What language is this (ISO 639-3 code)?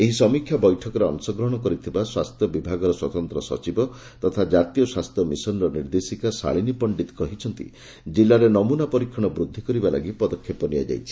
ori